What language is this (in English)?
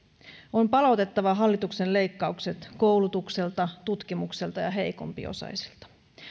Finnish